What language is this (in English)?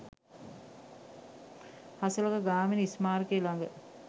Sinhala